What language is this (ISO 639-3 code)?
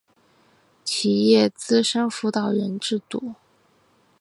zho